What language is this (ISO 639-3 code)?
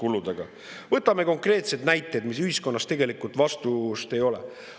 est